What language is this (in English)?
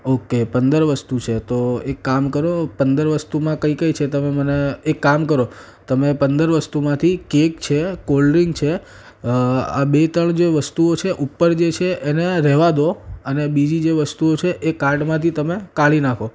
Gujarati